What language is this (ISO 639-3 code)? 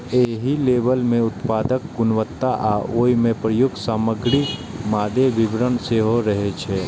mai